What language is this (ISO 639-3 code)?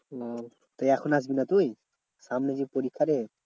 ben